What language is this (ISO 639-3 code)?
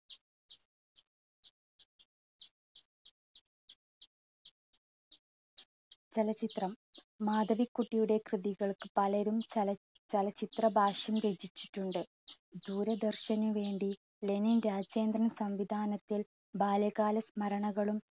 mal